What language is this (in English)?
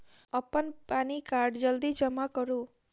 Maithili